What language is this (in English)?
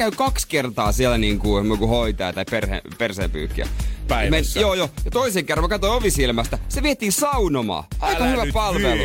Finnish